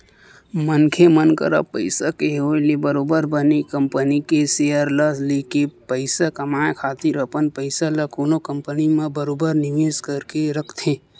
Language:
Chhattisgarhi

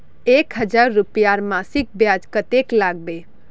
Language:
Magahi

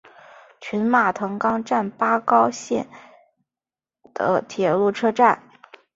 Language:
Chinese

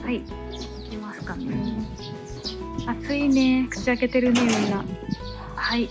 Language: Japanese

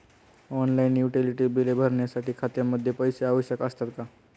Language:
Marathi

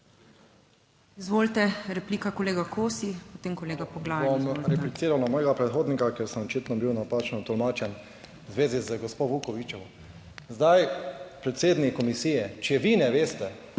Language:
Slovenian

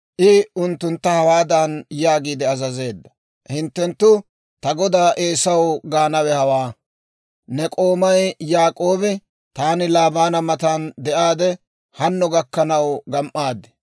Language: Dawro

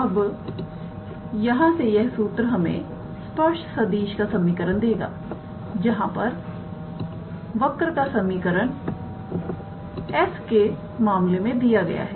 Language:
Hindi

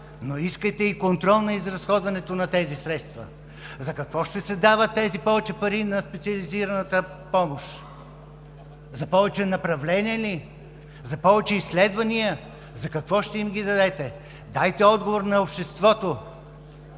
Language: Bulgarian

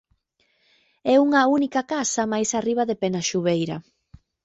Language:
Galician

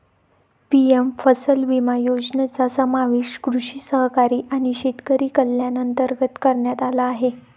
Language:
Marathi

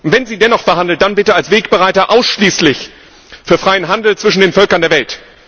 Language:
German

